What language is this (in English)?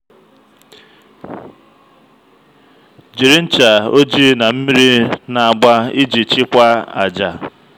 Igbo